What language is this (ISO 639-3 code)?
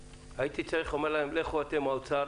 heb